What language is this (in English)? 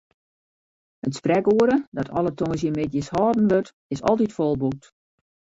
Western Frisian